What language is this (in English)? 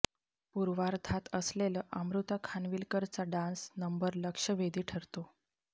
Marathi